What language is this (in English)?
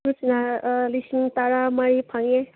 Manipuri